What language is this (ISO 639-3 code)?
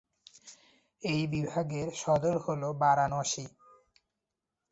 ben